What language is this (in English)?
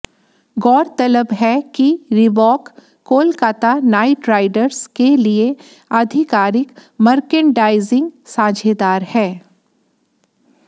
Hindi